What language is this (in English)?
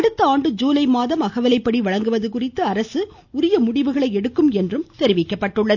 Tamil